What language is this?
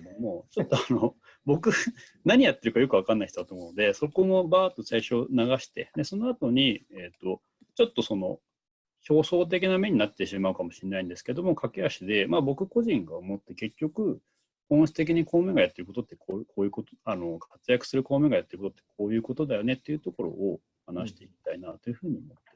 Japanese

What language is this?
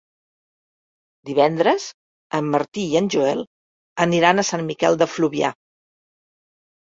Catalan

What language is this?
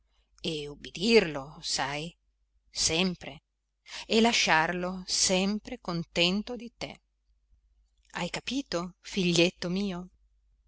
Italian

